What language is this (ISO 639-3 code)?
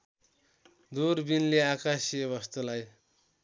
nep